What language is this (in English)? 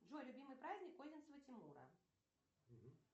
Russian